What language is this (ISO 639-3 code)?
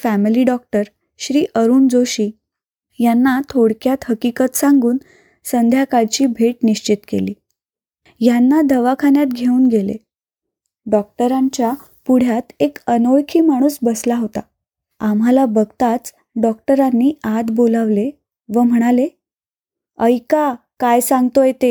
mar